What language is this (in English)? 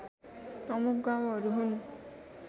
Nepali